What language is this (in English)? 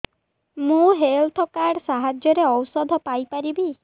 Odia